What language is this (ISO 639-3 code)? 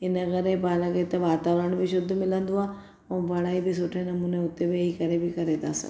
snd